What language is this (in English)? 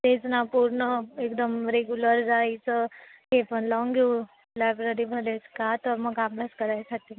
Marathi